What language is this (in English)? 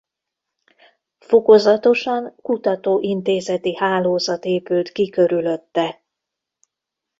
Hungarian